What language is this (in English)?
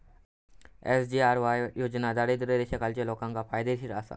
Marathi